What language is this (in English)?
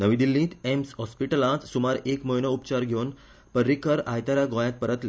Konkani